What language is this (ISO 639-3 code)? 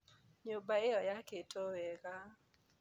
kik